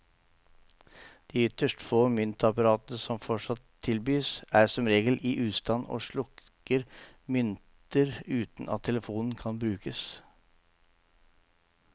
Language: Norwegian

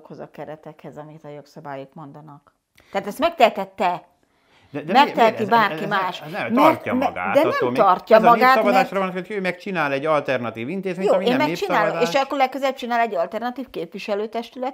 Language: Hungarian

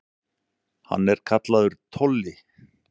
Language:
Icelandic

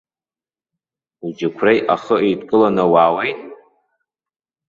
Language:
Abkhazian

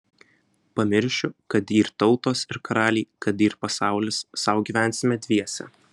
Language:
Lithuanian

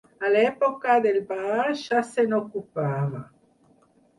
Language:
Catalan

